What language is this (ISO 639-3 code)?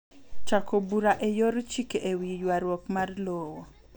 luo